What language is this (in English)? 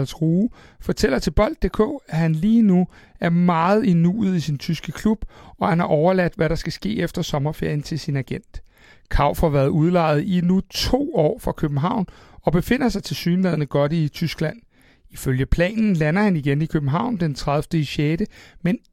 Danish